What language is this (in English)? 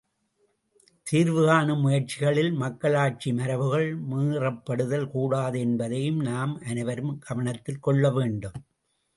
Tamil